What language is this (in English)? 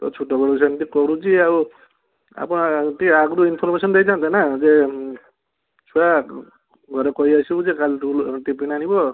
Odia